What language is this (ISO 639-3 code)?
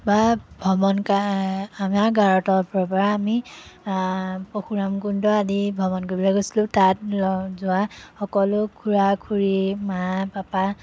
asm